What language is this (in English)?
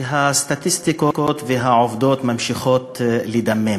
Hebrew